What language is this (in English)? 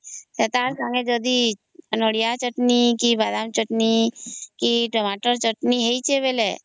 Odia